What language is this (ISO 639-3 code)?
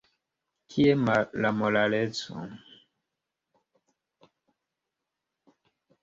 epo